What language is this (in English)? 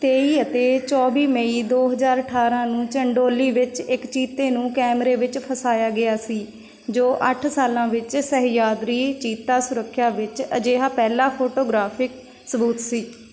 Punjabi